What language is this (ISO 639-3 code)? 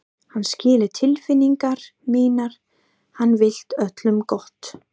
isl